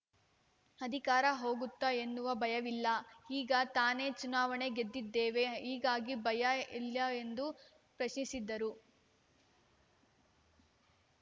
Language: Kannada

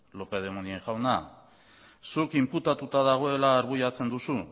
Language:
Basque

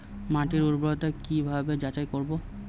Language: Bangla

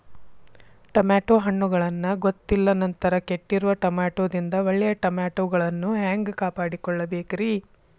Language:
Kannada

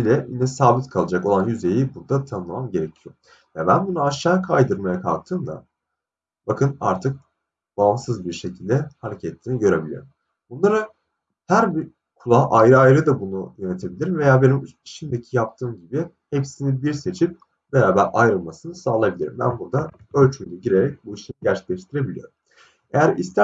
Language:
Turkish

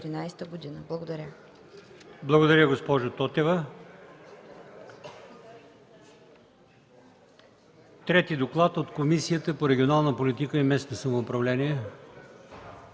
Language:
Bulgarian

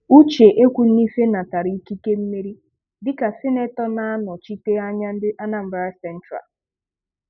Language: Igbo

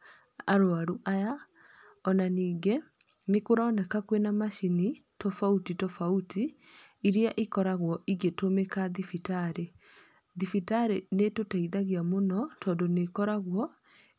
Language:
Kikuyu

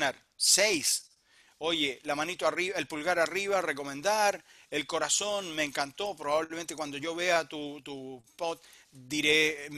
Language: Spanish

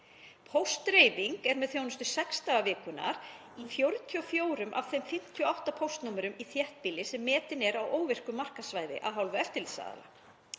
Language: Icelandic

